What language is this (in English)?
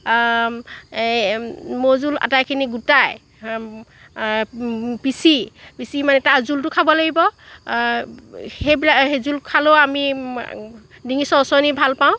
Assamese